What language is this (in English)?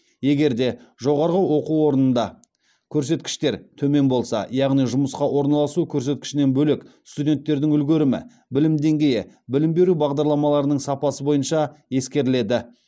Kazakh